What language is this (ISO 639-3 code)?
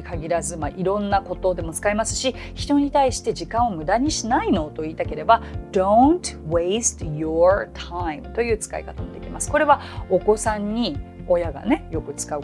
jpn